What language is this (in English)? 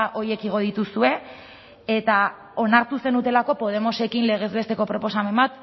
Basque